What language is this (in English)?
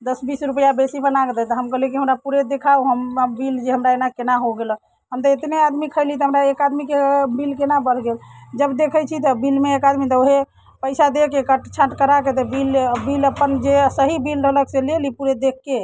Maithili